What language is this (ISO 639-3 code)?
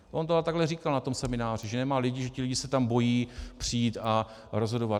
ces